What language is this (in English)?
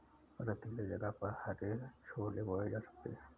Hindi